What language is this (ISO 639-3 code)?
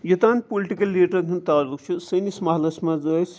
kas